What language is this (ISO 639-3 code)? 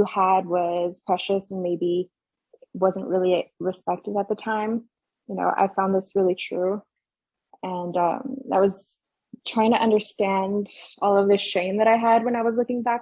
eng